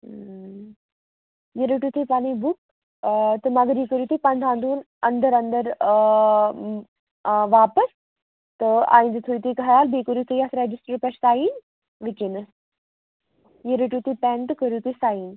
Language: Kashmiri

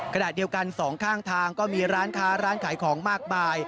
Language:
Thai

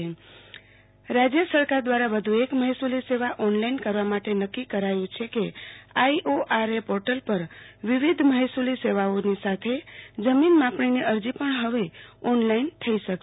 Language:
Gujarati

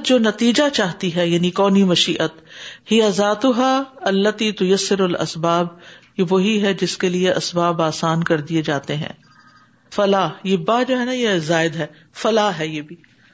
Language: Urdu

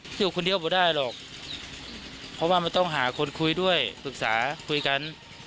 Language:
Thai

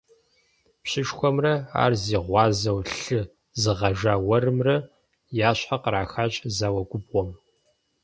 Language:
Kabardian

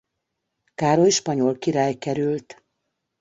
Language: Hungarian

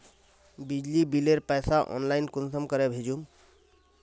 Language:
Magahi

